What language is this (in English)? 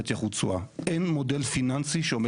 Hebrew